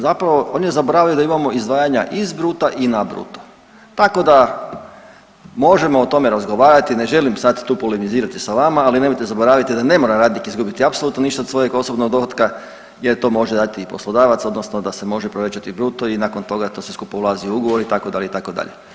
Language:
Croatian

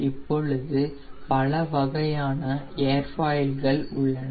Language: Tamil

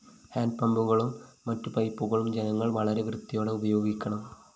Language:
Malayalam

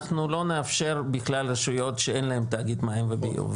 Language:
Hebrew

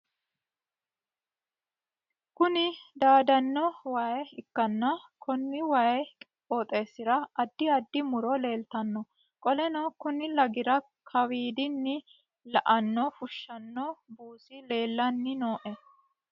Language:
Sidamo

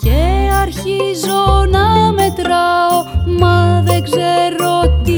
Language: Greek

